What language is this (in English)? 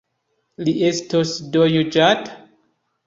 Esperanto